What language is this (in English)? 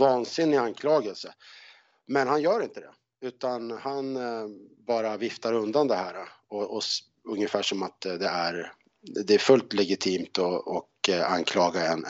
Swedish